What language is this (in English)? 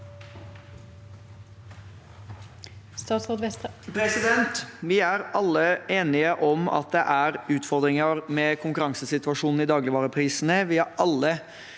Norwegian